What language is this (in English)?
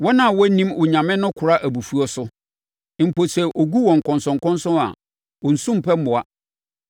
Akan